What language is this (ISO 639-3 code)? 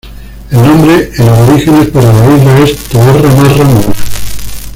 spa